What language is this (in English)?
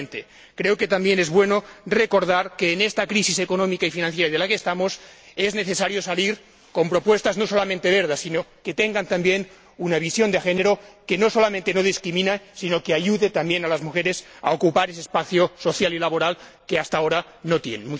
Spanish